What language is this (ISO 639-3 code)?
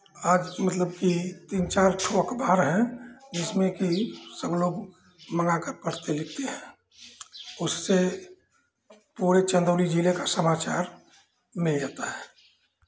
hin